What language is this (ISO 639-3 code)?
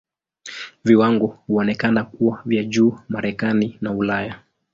swa